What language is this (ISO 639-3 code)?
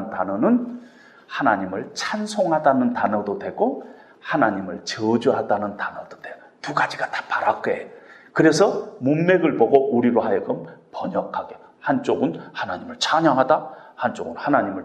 kor